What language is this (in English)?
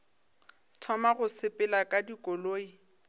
Northern Sotho